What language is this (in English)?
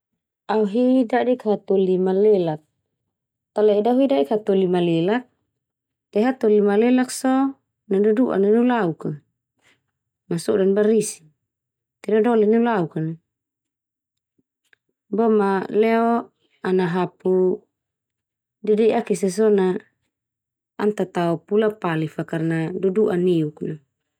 Termanu